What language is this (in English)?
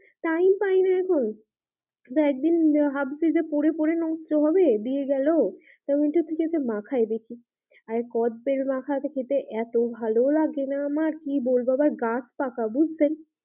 Bangla